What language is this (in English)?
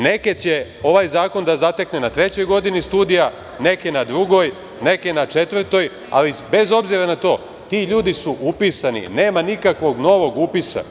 Serbian